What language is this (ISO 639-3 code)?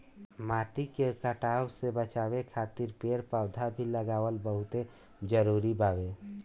bho